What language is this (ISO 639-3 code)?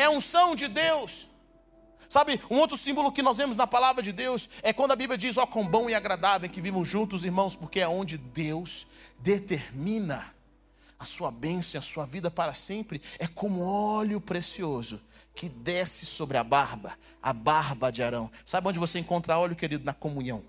por